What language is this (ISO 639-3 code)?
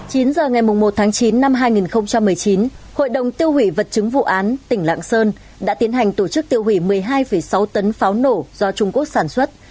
vie